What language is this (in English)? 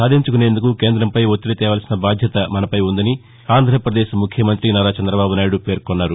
Telugu